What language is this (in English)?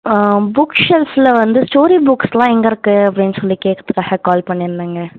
Tamil